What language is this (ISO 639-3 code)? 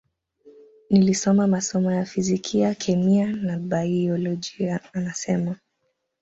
swa